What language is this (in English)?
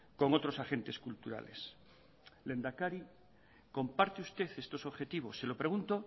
Spanish